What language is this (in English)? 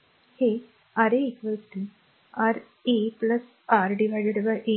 Marathi